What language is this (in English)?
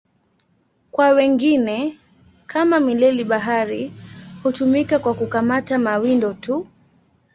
Swahili